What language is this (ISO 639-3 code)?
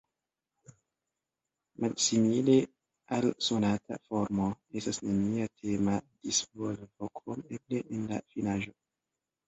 epo